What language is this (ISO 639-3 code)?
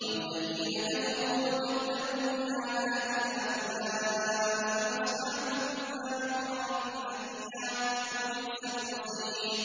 ara